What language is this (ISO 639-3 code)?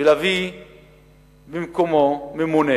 heb